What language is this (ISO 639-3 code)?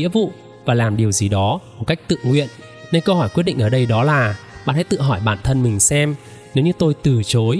vie